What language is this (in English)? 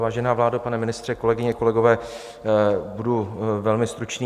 Czech